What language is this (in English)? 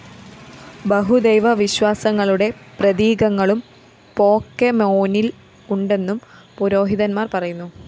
Malayalam